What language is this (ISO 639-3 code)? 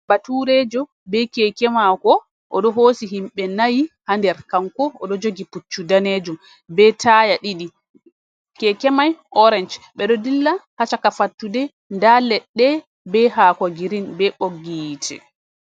ful